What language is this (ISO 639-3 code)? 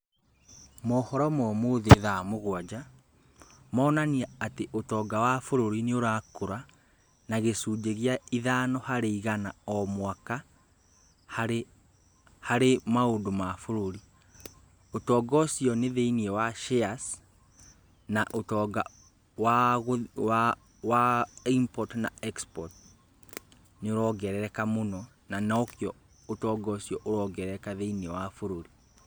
kik